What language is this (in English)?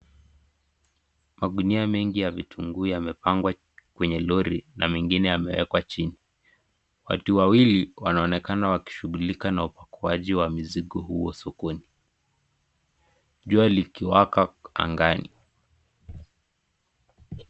Swahili